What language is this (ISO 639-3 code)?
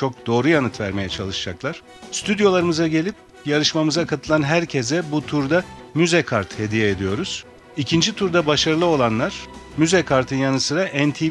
tur